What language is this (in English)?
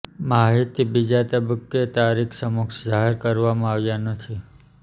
Gujarati